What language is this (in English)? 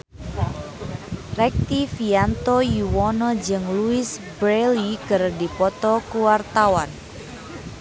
Sundanese